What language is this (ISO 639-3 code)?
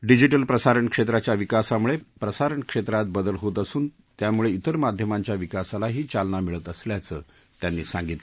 mar